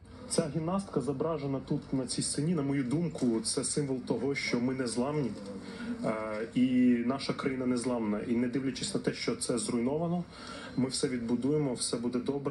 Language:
Japanese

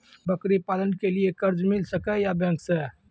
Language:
Maithili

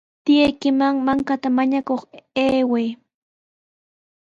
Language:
Sihuas Ancash Quechua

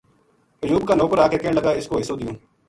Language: Gujari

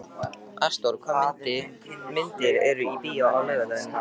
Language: Icelandic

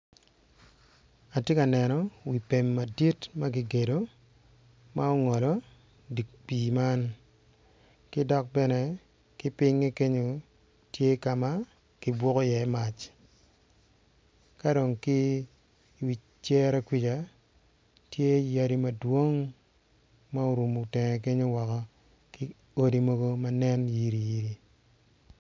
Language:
Acoli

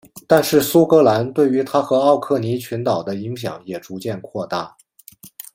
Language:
Chinese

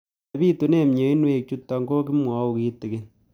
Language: Kalenjin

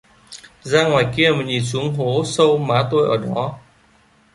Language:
Vietnamese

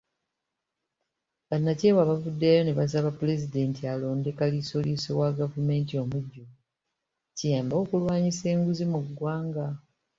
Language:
Ganda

